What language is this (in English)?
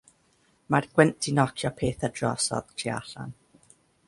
Welsh